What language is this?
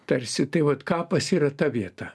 Lithuanian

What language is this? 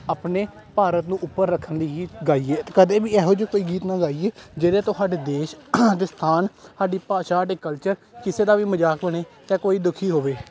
Punjabi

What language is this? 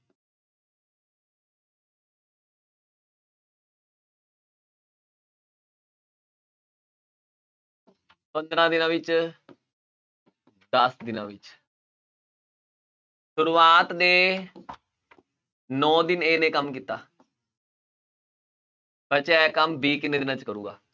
Punjabi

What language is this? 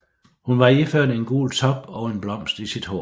Danish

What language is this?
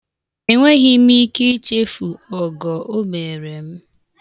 Igbo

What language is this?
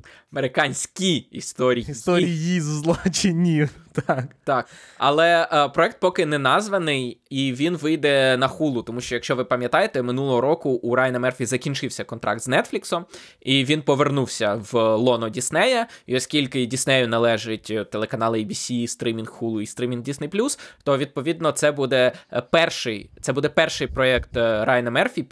Ukrainian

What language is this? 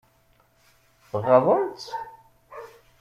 Kabyle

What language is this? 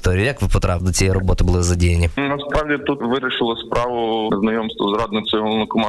Ukrainian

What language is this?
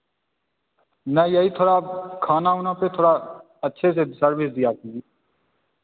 Hindi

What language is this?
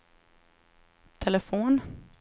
Swedish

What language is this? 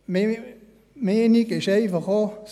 Swiss German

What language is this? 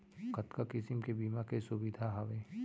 Chhattisgarhi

